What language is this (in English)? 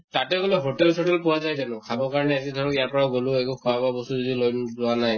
Assamese